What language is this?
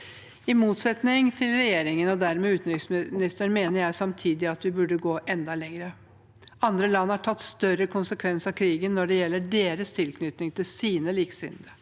Norwegian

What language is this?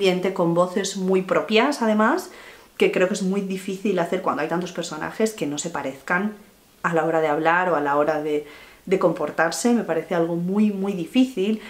Spanish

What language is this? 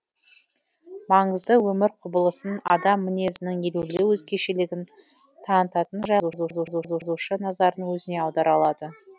Kazakh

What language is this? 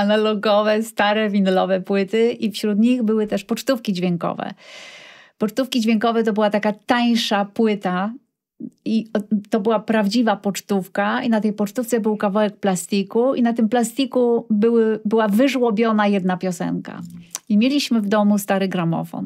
Polish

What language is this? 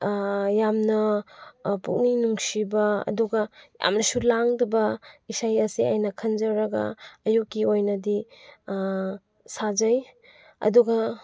Manipuri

